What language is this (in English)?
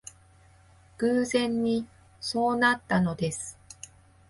Japanese